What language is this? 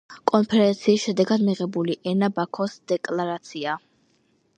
Georgian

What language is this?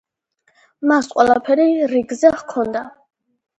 Georgian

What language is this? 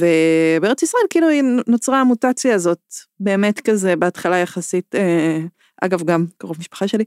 Hebrew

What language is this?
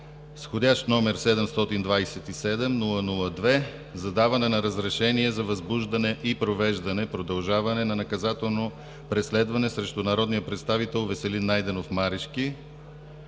Bulgarian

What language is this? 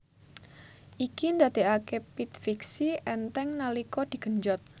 Javanese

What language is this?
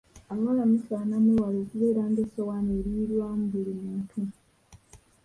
Ganda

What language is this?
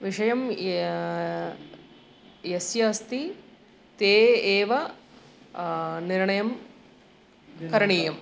Sanskrit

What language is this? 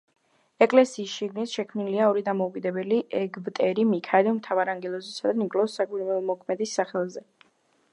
Georgian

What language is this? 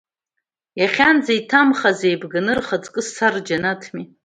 Abkhazian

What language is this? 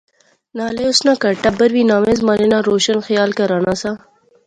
Pahari-Potwari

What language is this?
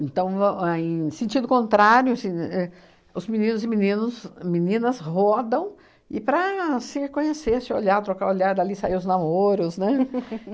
Portuguese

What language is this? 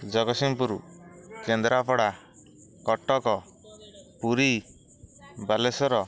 Odia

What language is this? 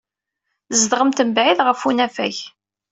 Kabyle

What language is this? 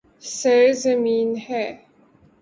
Urdu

